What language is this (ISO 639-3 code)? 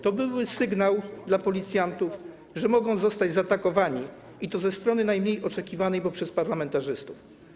pol